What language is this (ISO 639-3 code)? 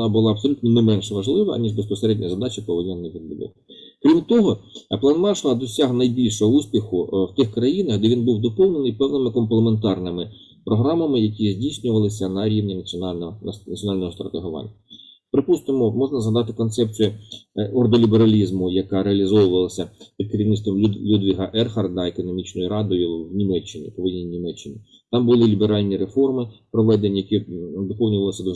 ukr